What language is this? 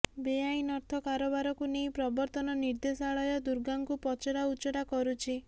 Odia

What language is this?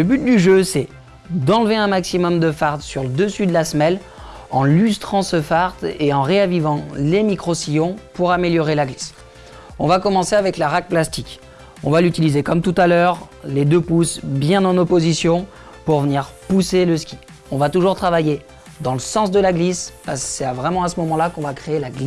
French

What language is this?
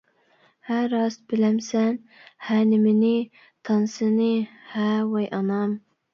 Uyghur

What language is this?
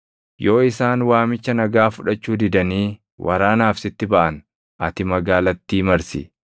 Oromo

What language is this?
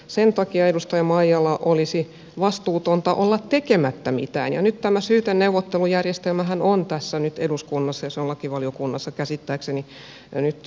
Finnish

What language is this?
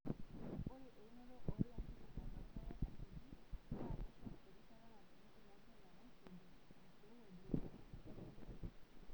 Masai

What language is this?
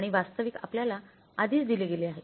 Marathi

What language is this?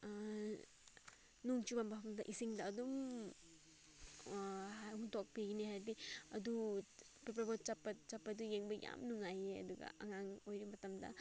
Manipuri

